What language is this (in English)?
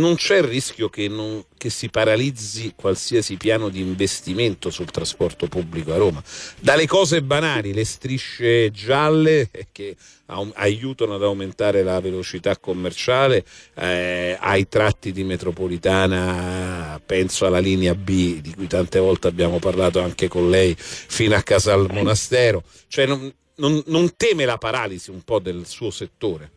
Italian